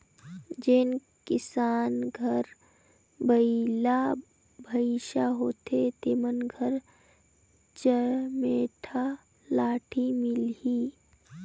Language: Chhattisgarhi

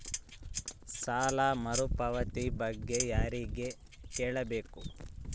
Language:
Kannada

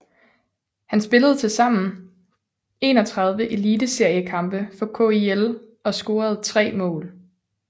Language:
Danish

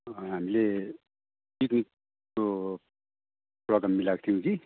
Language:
Nepali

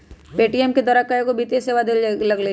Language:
Magahi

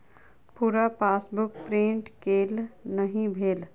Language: Maithili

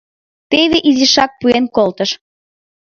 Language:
Mari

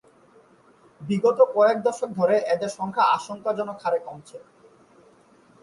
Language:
Bangla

